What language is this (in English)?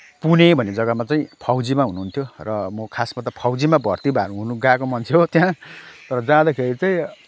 Nepali